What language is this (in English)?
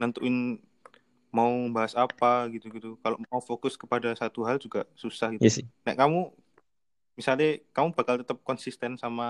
Indonesian